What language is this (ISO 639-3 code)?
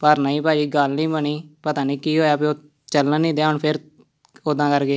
pan